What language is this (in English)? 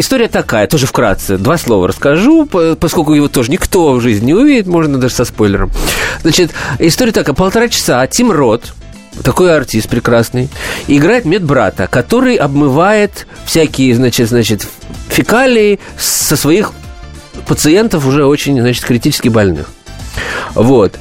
Russian